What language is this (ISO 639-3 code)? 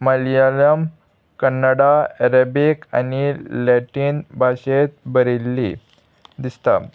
kok